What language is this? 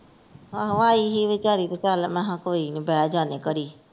Punjabi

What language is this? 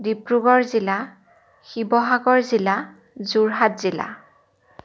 Assamese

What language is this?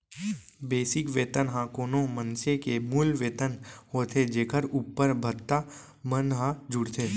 Chhattisgarhi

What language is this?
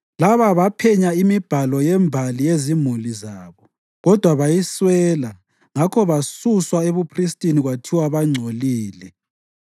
North Ndebele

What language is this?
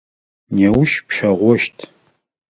Adyghe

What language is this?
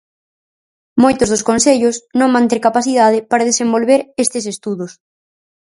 Galician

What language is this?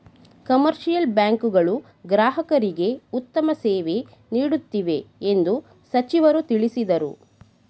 Kannada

